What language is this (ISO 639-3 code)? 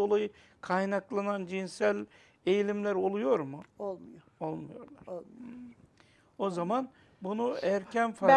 tur